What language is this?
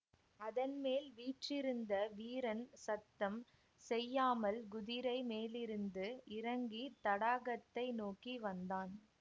Tamil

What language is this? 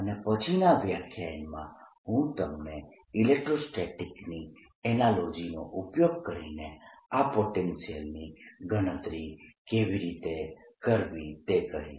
Gujarati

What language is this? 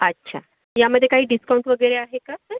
Marathi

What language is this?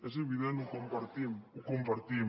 Catalan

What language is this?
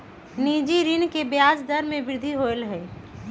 Magahi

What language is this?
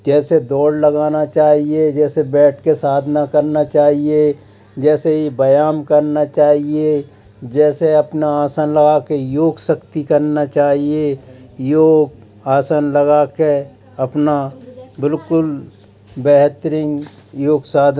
Hindi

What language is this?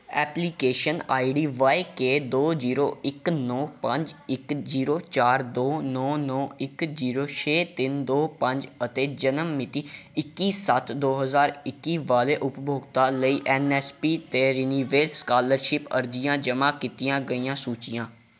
Punjabi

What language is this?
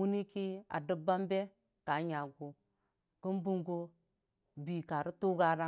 Dijim-Bwilim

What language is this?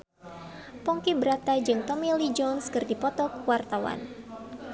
Sundanese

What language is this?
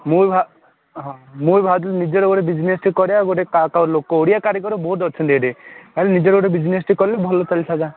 Odia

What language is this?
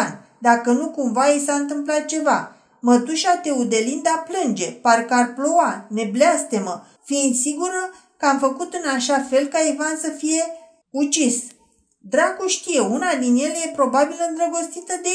Romanian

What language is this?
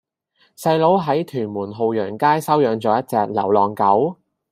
Cantonese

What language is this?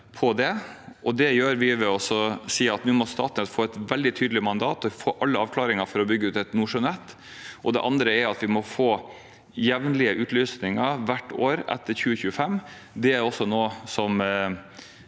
Norwegian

